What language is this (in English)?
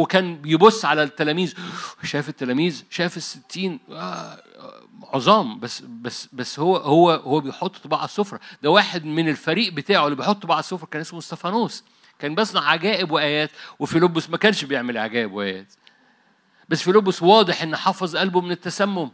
Arabic